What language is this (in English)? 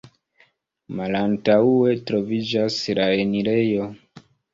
Esperanto